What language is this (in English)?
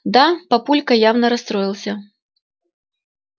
Russian